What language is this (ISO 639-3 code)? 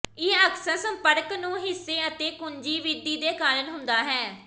pan